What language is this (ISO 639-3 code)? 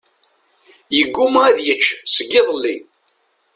kab